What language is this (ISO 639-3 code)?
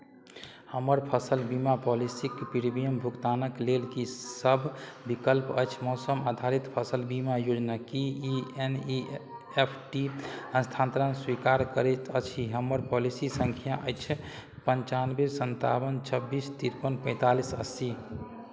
mai